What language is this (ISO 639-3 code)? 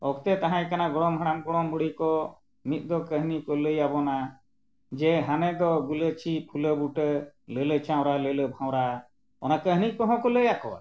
sat